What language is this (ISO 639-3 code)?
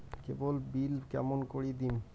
ben